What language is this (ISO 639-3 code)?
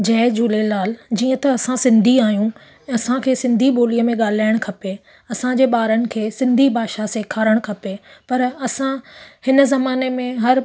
snd